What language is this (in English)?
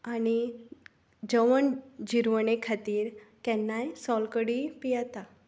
Konkani